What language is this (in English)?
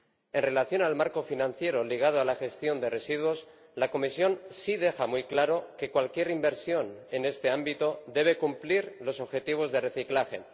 Spanish